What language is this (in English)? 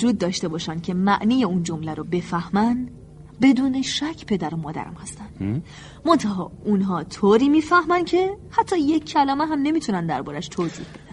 Persian